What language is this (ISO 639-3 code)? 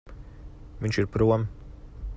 lav